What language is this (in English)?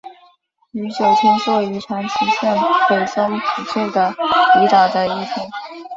Chinese